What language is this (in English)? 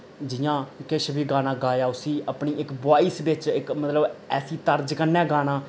Dogri